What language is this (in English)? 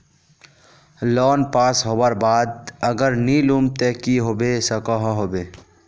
Magahi